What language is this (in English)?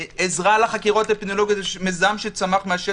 Hebrew